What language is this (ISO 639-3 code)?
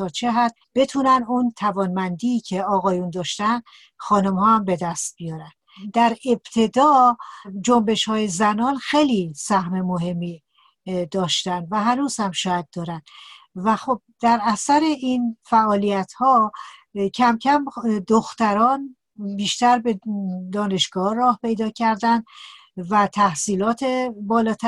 fas